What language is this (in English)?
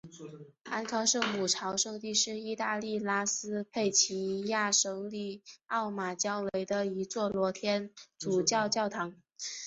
Chinese